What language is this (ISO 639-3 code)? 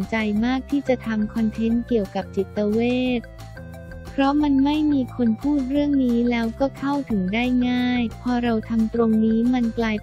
tha